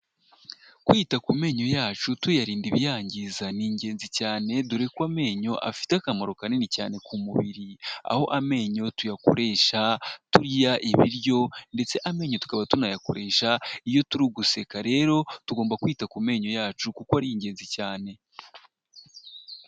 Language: Kinyarwanda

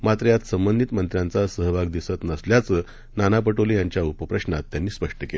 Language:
Marathi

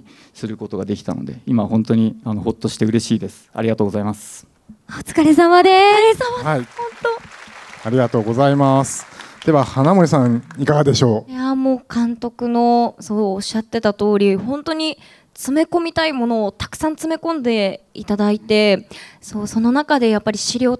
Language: Japanese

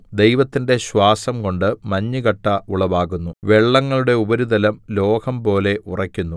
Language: Malayalam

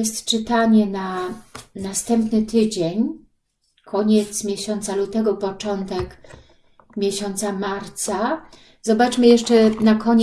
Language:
Polish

